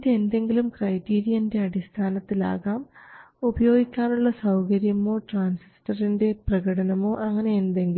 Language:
Malayalam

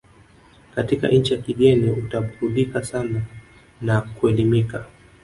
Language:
Swahili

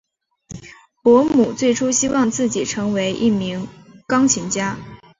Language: Chinese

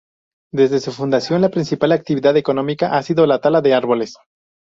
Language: Spanish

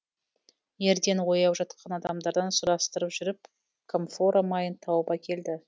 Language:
Kazakh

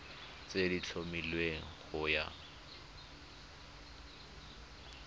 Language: Tswana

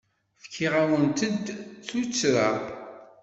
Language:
Kabyle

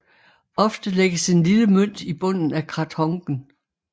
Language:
Danish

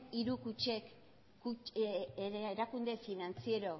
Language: Basque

